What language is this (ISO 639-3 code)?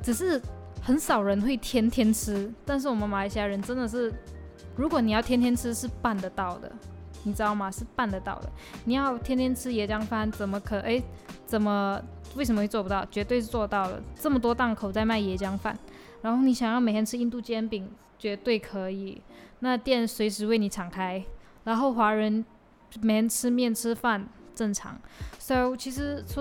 zho